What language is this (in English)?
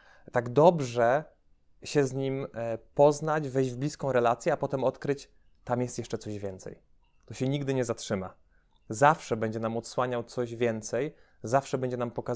Polish